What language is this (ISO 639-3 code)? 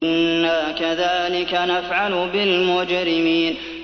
ara